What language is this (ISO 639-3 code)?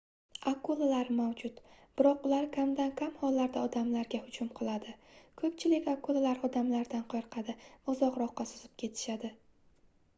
uzb